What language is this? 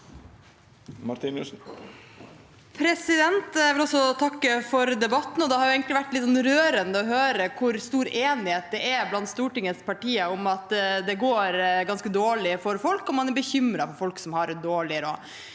Norwegian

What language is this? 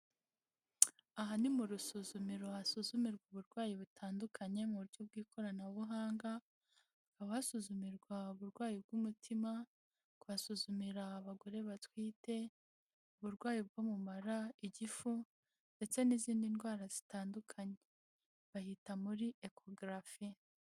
Kinyarwanda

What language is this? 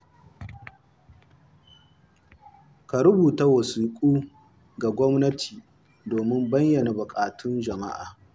Hausa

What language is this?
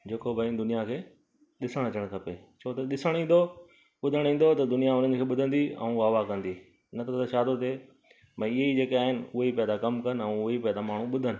Sindhi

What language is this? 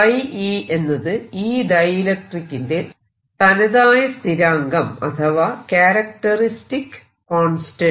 Malayalam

